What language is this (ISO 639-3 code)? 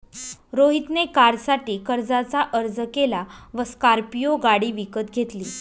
mar